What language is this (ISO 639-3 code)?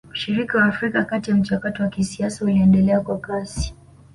swa